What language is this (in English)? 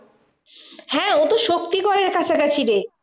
Bangla